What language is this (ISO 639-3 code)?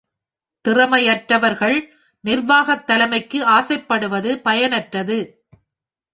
tam